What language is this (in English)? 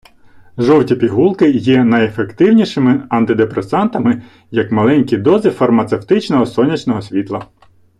Ukrainian